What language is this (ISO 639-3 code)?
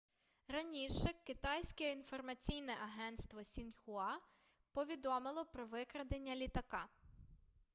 ukr